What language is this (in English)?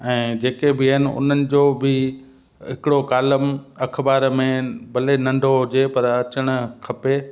Sindhi